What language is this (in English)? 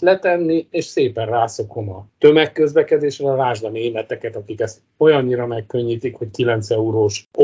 Hungarian